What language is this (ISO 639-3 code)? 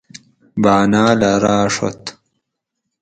gwc